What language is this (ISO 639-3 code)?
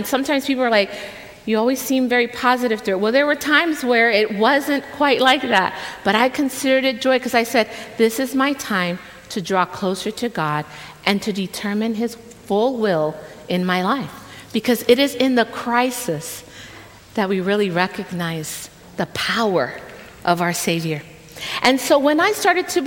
eng